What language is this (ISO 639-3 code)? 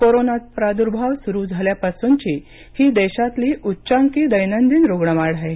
mar